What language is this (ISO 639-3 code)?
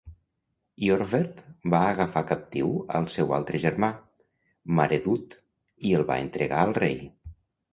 cat